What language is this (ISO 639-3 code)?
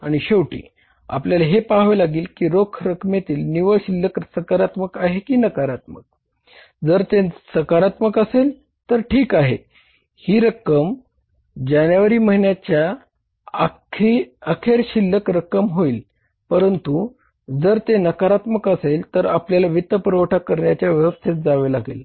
mar